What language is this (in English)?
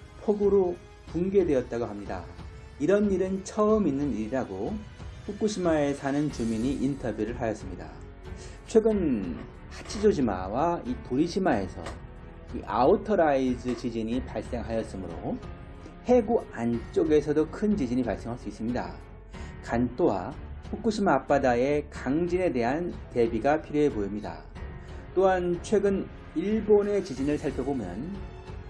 Korean